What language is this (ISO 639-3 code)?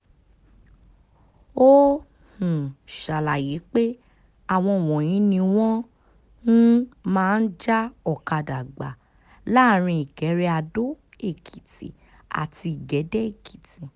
yor